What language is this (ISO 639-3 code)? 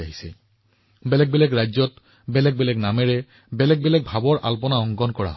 asm